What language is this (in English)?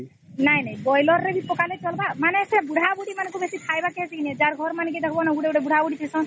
Odia